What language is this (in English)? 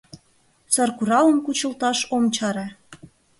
Mari